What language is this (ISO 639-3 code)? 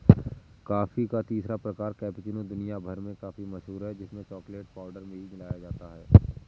hin